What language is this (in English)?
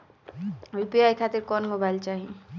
Bhojpuri